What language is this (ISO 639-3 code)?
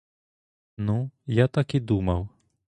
ukr